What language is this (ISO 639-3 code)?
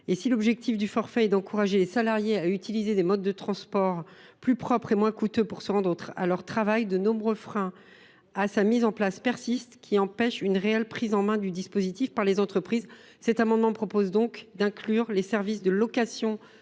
fra